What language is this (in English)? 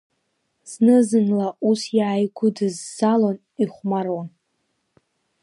Abkhazian